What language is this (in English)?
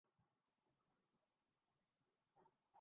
Urdu